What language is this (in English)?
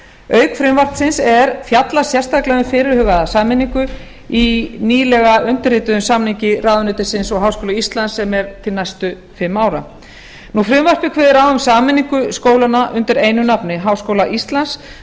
Icelandic